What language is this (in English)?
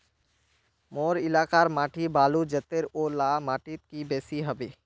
Magahi